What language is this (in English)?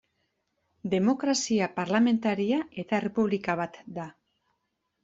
Basque